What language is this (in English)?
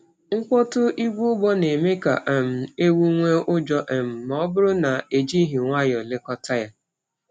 Igbo